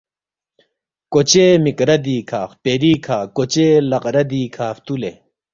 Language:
Balti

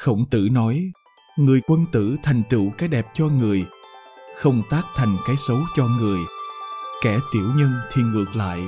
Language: Vietnamese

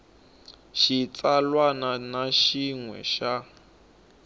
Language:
Tsonga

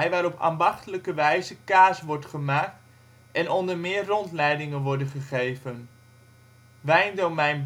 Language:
Dutch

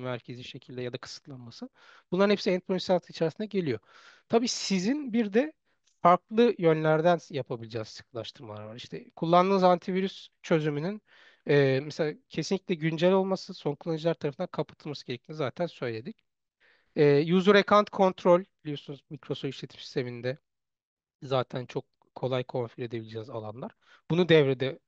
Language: Turkish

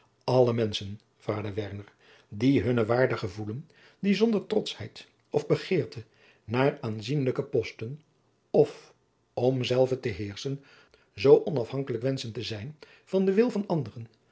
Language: Dutch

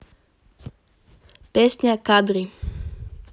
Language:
Russian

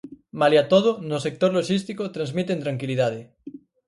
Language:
Galician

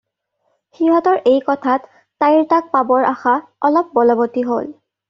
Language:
Assamese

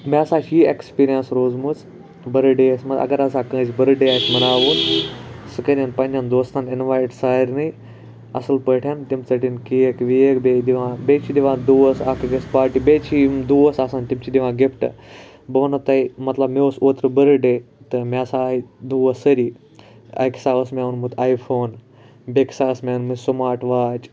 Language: Kashmiri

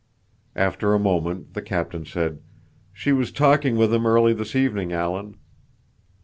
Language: English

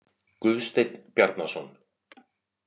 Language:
Icelandic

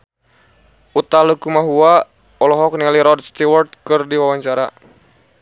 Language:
Sundanese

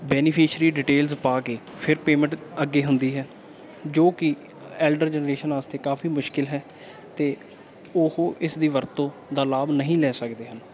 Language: Punjabi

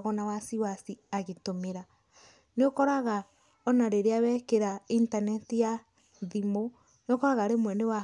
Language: Kikuyu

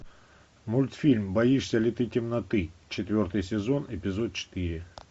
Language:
Russian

